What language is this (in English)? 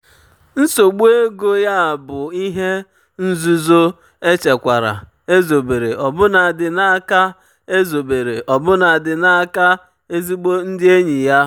Igbo